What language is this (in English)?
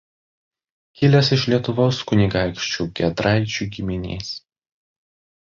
Lithuanian